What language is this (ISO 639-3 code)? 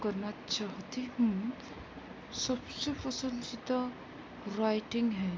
urd